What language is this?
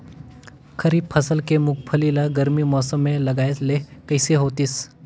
Chhattisgarhi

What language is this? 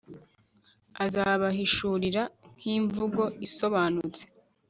Kinyarwanda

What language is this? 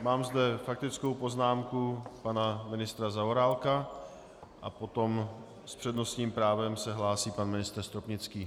Czech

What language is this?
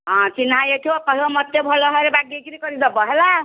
Odia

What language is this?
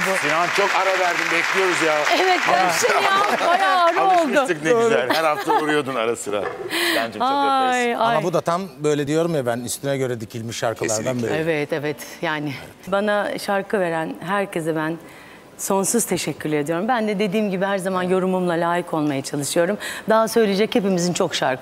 Turkish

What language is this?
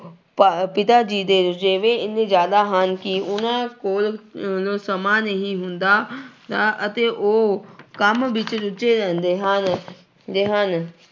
Punjabi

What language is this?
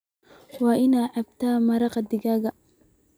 Somali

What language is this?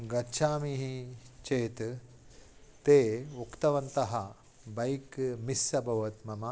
Sanskrit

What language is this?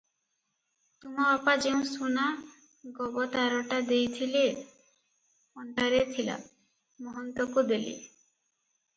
Odia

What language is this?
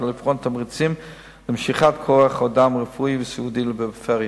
Hebrew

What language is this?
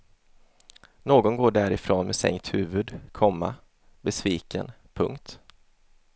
Swedish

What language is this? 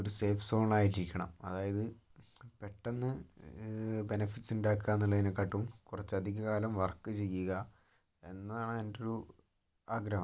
Malayalam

